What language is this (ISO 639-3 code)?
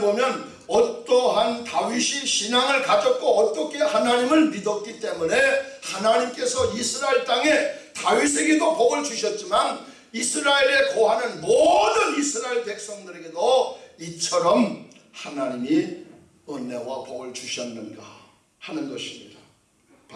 kor